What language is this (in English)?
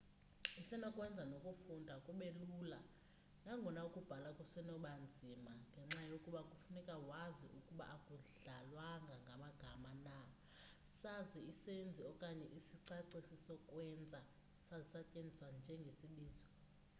Xhosa